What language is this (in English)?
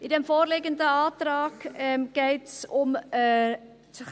Swiss German